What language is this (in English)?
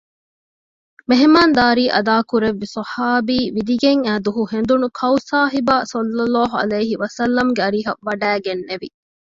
Divehi